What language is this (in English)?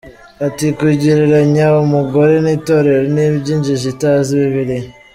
Kinyarwanda